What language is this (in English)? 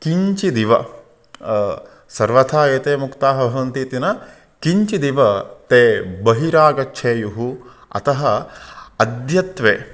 Sanskrit